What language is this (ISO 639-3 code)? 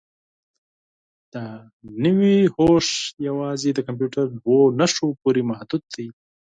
pus